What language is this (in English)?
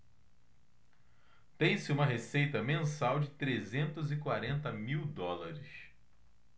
Portuguese